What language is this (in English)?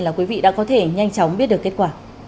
Vietnamese